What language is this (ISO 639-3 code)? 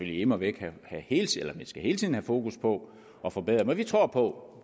dan